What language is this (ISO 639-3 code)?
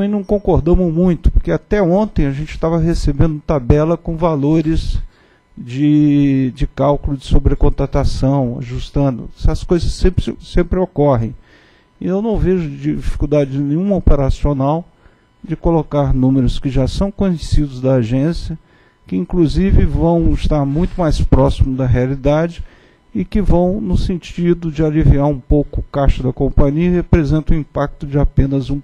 por